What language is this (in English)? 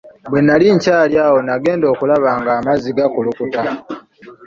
Ganda